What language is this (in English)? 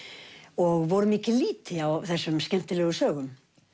Icelandic